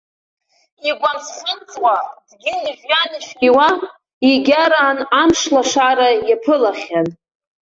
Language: Abkhazian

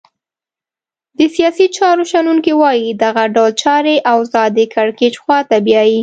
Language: Pashto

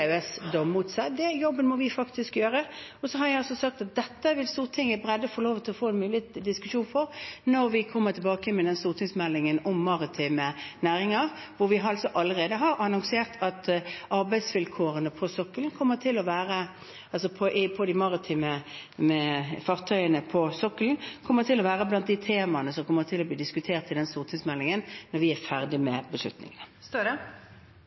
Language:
Norwegian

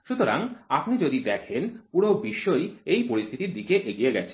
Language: Bangla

